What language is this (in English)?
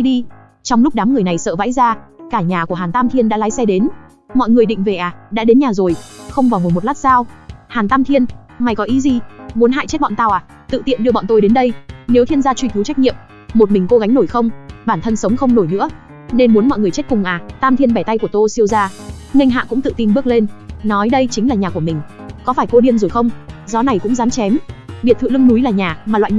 Vietnamese